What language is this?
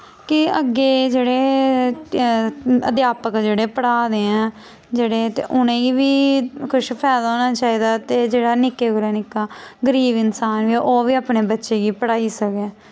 Dogri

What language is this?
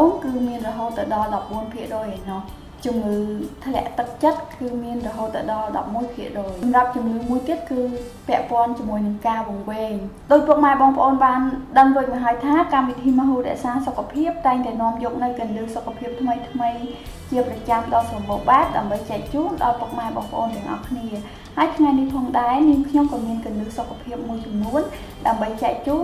Vietnamese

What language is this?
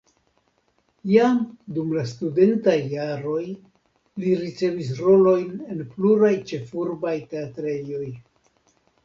Esperanto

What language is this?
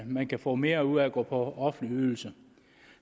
Danish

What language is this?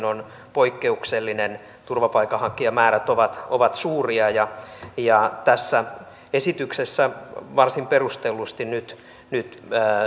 Finnish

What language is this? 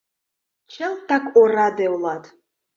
Mari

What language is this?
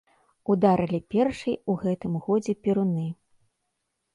Belarusian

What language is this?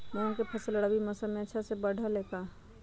Magahi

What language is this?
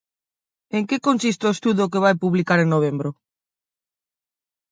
Galician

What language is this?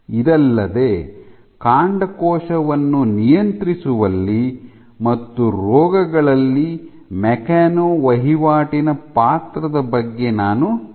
Kannada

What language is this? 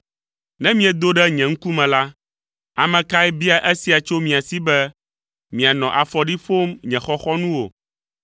Ewe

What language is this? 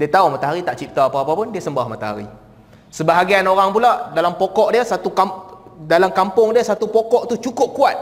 Malay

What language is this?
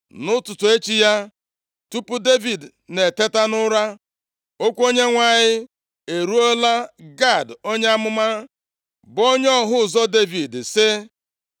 Igbo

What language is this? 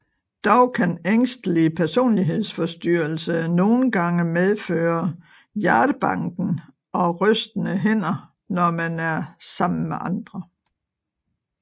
Danish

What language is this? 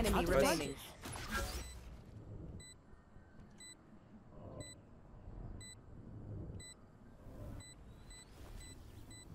Turkish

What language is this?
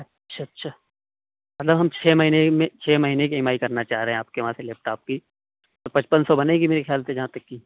Urdu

